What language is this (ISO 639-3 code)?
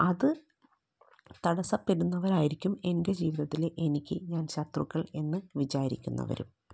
mal